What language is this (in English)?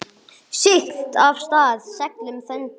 Icelandic